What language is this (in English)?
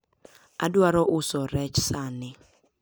Luo (Kenya and Tanzania)